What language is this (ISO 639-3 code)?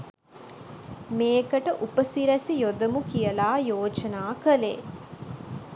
sin